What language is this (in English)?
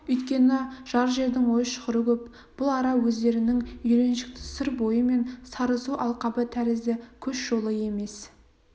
Kazakh